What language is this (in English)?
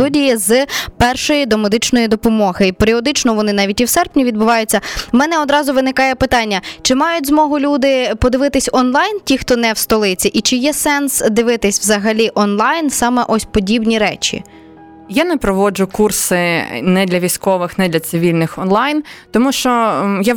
Ukrainian